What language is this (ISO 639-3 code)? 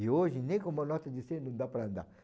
por